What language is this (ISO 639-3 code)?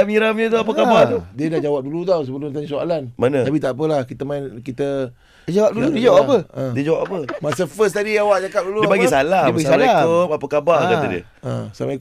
msa